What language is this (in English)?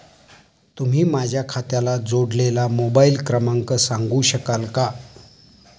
Marathi